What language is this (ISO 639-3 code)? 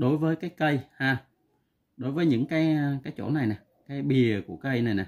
vie